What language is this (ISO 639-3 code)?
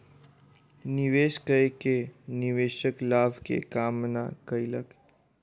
mai